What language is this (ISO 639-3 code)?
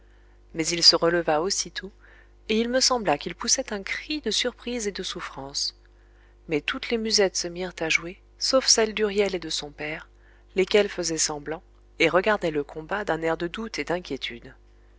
fra